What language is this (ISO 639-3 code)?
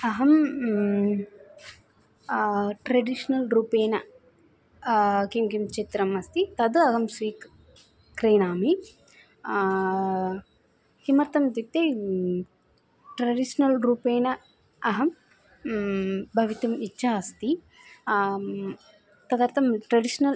san